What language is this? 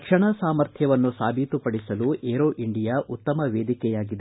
Kannada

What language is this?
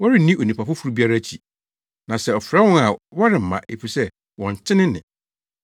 Akan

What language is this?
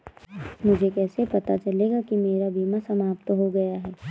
Hindi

